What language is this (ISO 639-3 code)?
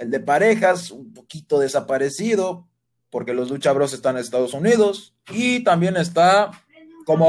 spa